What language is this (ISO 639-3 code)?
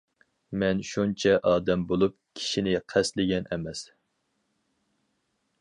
uig